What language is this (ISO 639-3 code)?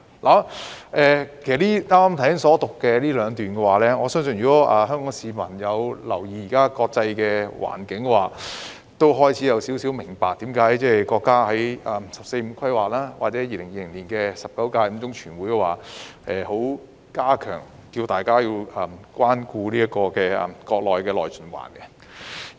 yue